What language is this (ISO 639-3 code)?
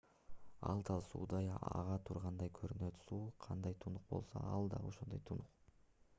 kir